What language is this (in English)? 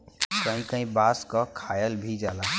Bhojpuri